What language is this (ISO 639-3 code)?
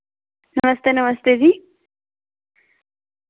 doi